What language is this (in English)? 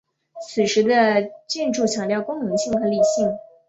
Chinese